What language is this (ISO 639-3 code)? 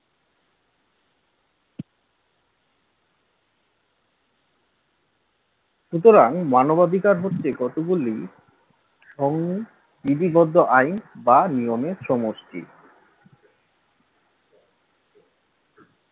ben